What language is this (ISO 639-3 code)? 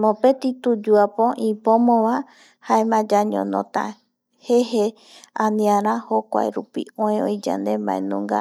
gui